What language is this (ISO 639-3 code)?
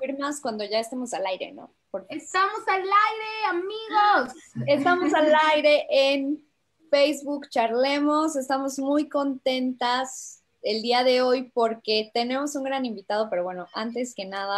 spa